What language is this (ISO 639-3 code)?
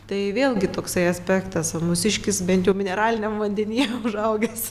lit